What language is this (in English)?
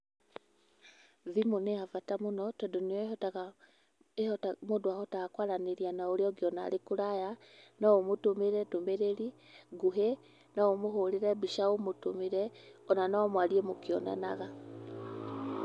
Kikuyu